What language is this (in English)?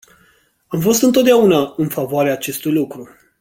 Romanian